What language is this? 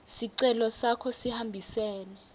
Swati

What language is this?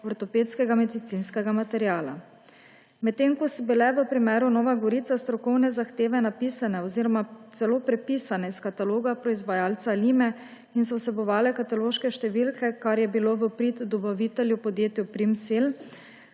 Slovenian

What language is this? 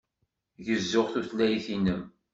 Kabyle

